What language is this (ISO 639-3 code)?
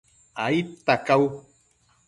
mcf